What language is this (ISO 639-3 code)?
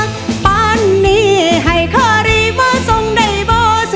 tha